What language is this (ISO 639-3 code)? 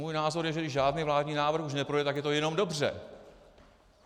ces